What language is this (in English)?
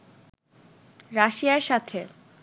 Bangla